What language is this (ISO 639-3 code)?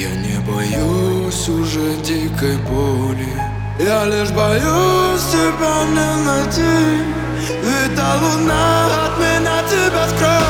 rus